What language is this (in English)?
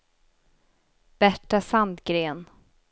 Swedish